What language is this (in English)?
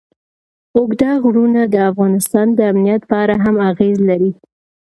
Pashto